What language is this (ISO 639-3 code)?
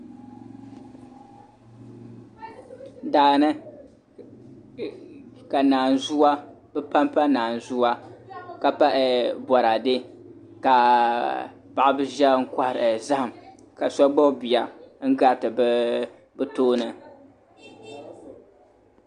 dag